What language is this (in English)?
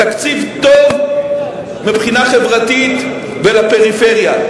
Hebrew